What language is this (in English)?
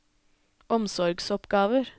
Norwegian